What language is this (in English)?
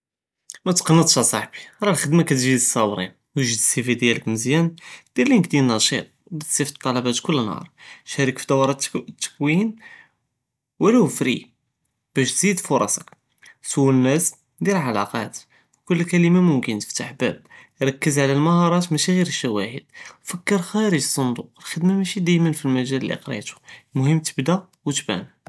Judeo-Arabic